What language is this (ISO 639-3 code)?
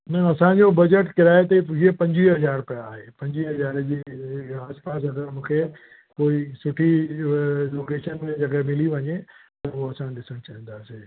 snd